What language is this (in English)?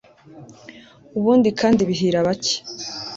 Kinyarwanda